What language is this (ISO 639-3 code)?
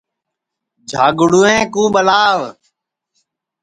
ssi